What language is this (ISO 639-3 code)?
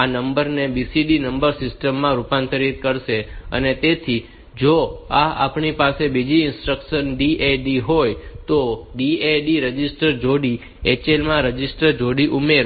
guj